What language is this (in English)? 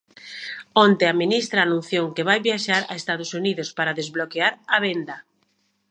Galician